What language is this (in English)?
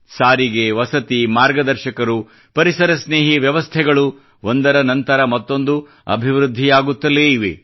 Kannada